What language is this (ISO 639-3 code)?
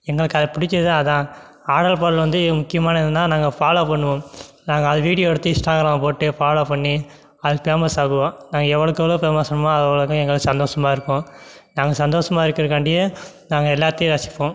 tam